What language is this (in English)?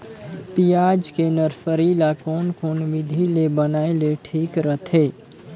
Chhattisgarhi